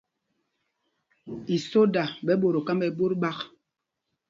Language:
Mpumpong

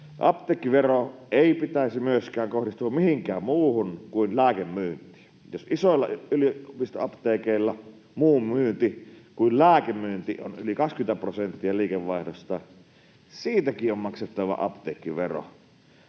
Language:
Finnish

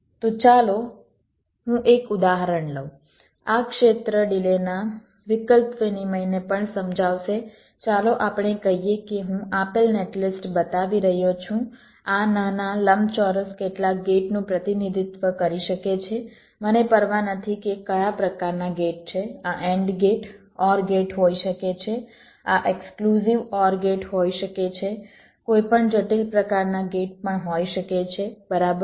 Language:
Gujarati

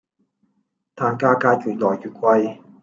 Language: Cantonese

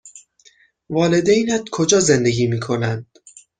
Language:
Persian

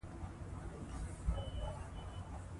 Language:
Pashto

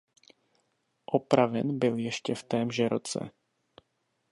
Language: Czech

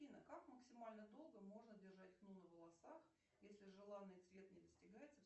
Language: Russian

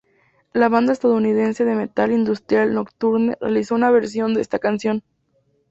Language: Spanish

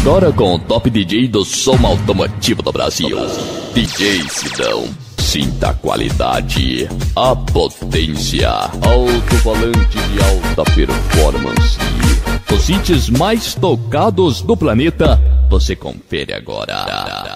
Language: Portuguese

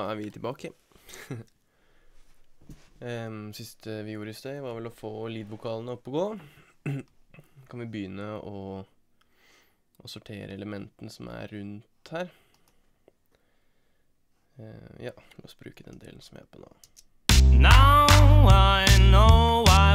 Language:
Norwegian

